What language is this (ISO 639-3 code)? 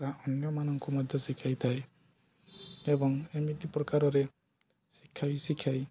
ori